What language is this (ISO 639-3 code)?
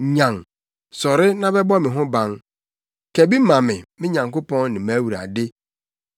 aka